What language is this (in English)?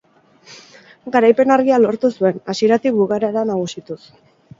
Basque